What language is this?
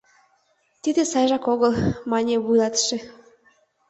Mari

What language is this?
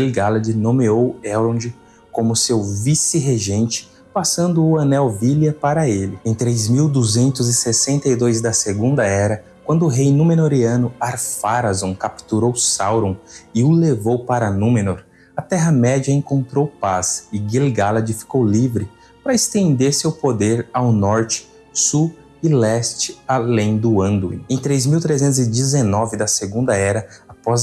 Portuguese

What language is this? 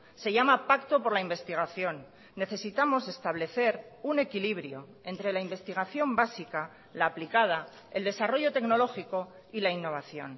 Spanish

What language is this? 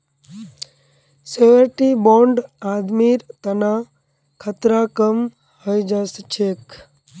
Magahi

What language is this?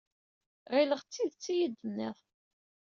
Kabyle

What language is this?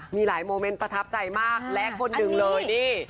Thai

